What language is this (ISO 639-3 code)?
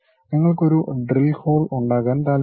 mal